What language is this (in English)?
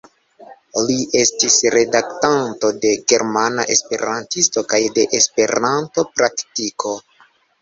Esperanto